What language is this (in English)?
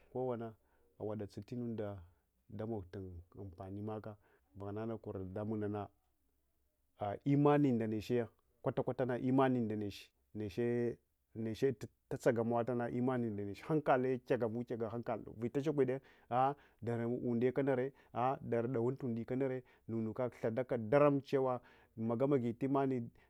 Hwana